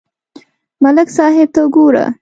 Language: Pashto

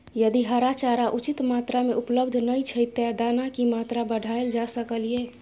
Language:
Maithili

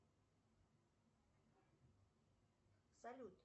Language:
Russian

